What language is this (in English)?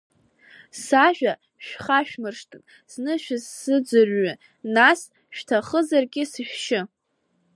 Abkhazian